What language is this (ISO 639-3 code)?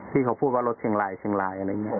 tha